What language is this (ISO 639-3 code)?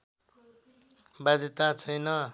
nep